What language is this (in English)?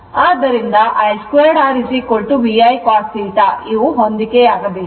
Kannada